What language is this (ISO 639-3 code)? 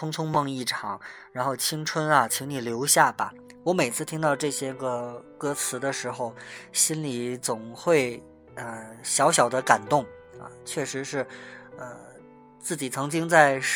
zho